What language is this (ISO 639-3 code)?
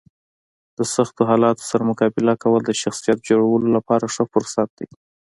pus